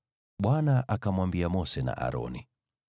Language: Swahili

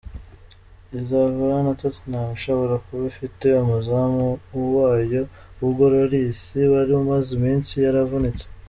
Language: Kinyarwanda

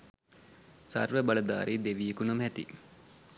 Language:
Sinhala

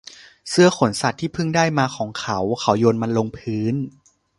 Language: Thai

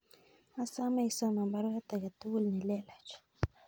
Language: Kalenjin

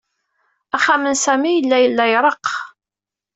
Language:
Kabyle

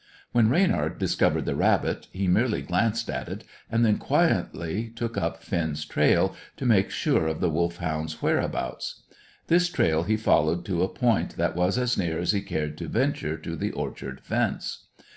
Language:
English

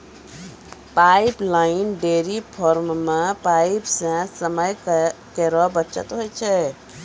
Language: Maithili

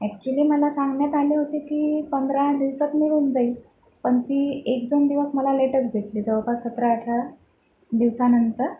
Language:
Marathi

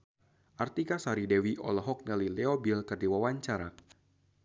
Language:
Sundanese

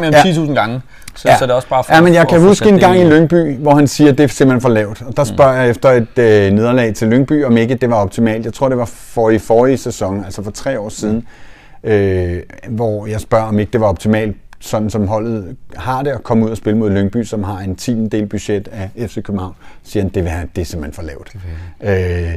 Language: Danish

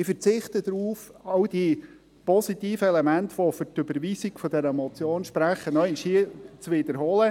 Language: Swiss German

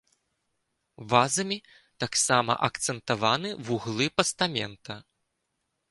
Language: Belarusian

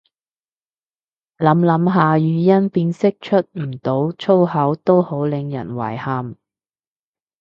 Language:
Cantonese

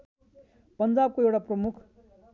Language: Nepali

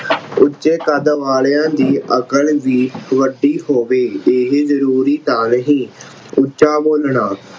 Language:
Punjabi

